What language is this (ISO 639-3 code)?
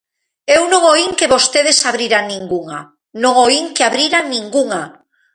glg